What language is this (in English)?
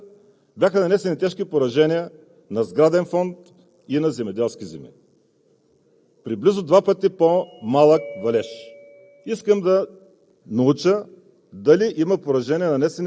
Bulgarian